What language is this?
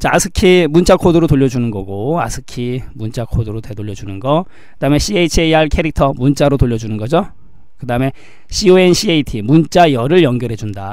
Korean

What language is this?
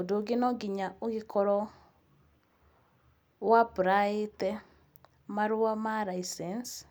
Kikuyu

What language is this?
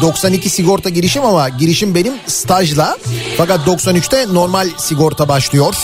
Turkish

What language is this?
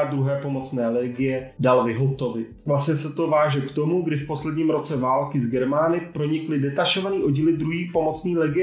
Czech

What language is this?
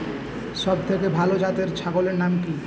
Bangla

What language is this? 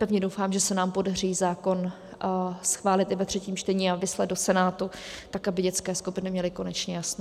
Czech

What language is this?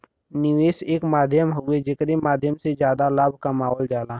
Bhojpuri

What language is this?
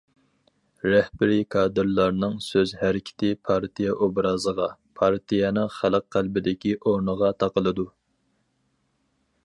Uyghur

